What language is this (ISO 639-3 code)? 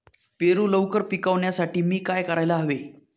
mar